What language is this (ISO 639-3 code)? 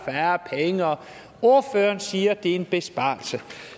dan